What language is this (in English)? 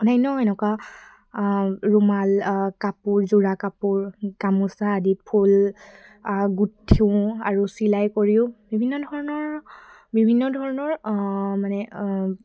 Assamese